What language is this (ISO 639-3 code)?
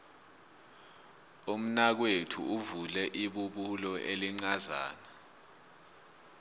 nbl